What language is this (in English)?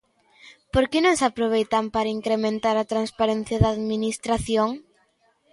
Galician